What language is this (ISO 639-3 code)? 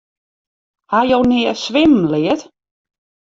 fry